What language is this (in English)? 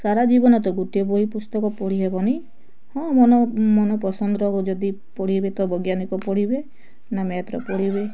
Odia